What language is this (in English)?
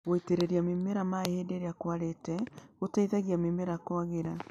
Kikuyu